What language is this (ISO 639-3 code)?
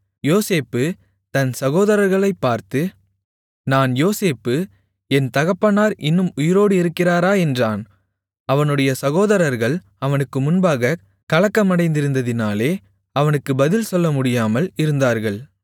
tam